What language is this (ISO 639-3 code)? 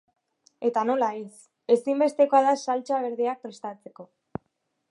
eus